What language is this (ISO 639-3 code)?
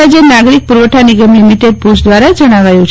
guj